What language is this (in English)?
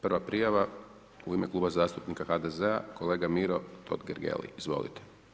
Croatian